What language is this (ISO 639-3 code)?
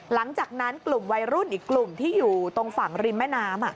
tha